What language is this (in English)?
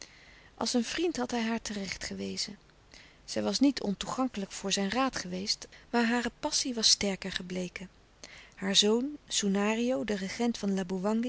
Dutch